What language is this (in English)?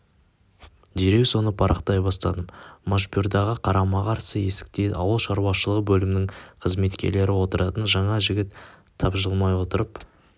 Kazakh